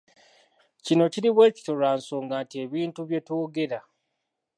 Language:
Ganda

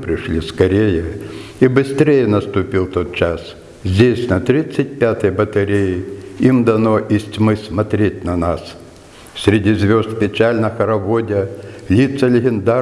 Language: Russian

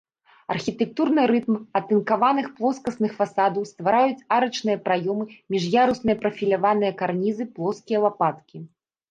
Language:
Belarusian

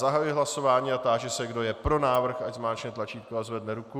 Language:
Czech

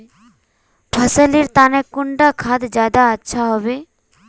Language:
Magahi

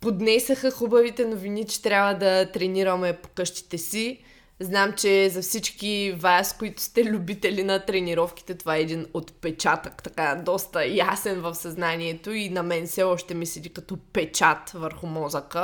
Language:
Bulgarian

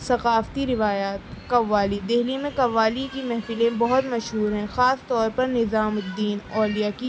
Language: Urdu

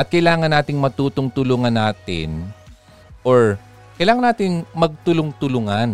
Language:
Filipino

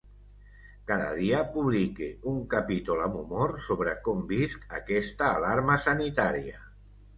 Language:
Catalan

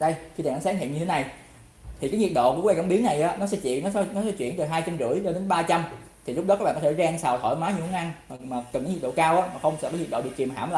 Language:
Vietnamese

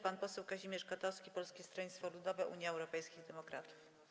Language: Polish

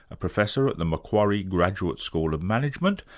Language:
English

